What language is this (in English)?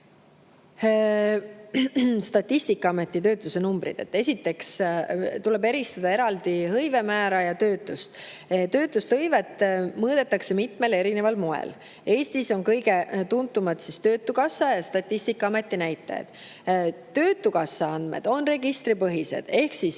Estonian